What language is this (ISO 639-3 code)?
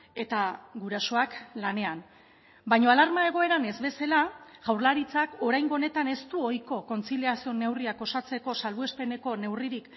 eus